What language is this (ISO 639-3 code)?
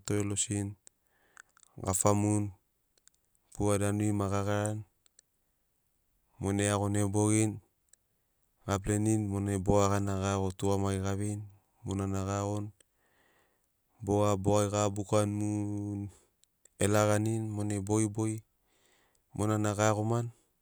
snc